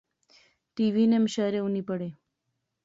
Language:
Pahari-Potwari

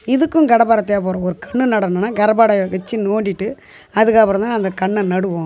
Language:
Tamil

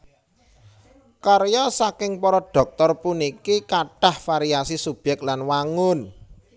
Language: Javanese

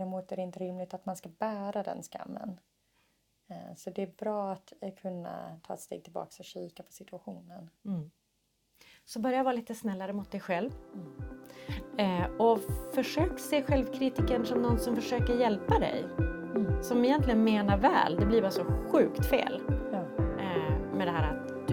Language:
Swedish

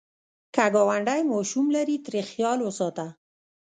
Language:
Pashto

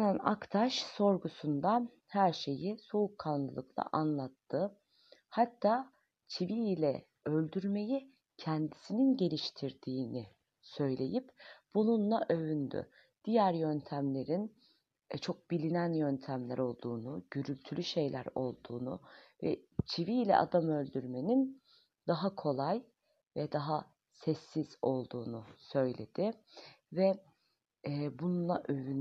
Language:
Turkish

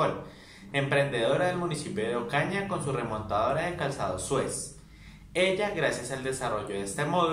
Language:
Spanish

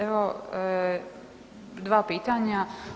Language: Croatian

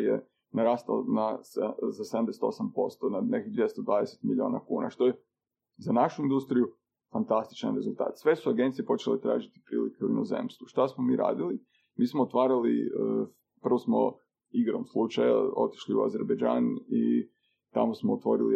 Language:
Croatian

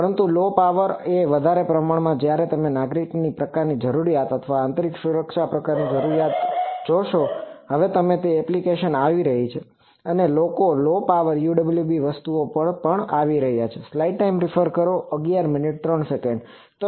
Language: Gujarati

